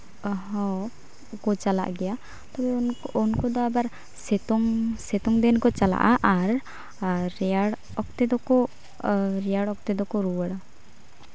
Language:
Santali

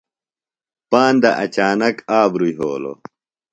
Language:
Phalura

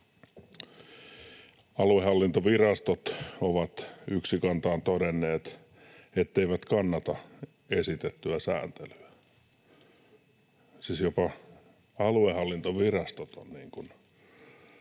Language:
Finnish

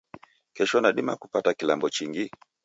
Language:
Taita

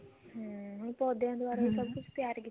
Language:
Punjabi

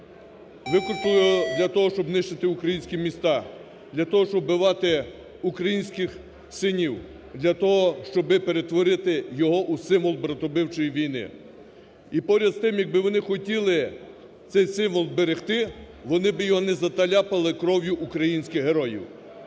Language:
Ukrainian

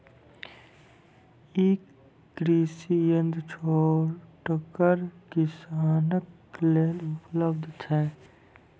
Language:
Maithili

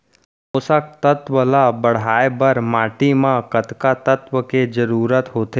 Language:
Chhattisgarhi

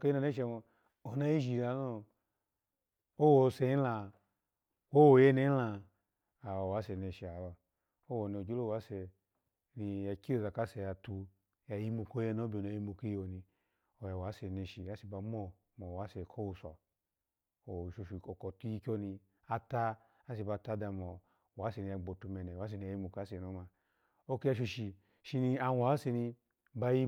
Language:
Alago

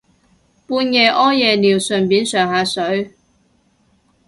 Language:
Cantonese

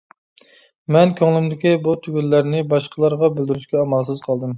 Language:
Uyghur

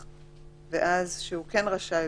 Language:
Hebrew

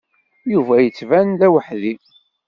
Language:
Kabyle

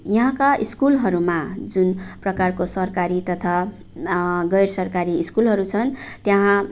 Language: Nepali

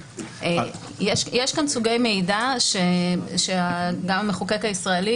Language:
Hebrew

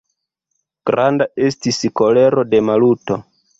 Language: Esperanto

